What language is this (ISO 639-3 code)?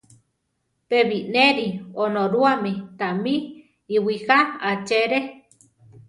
tar